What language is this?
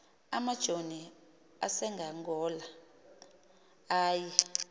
Xhosa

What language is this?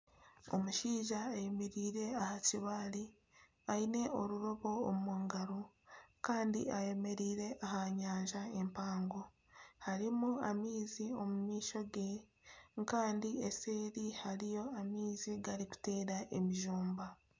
Nyankole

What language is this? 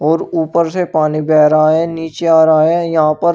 Hindi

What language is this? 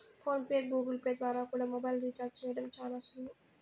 Telugu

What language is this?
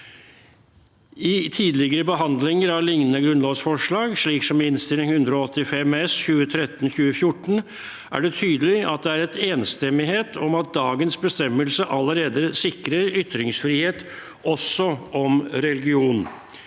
Norwegian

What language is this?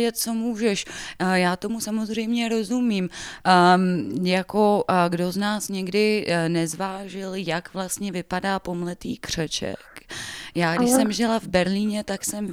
Czech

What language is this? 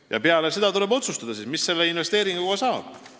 Estonian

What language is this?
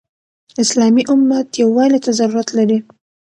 Pashto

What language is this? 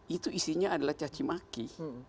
Indonesian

